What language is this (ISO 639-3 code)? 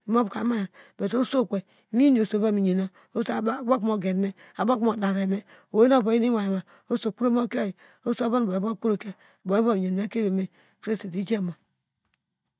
deg